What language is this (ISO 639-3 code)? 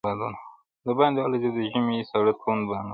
pus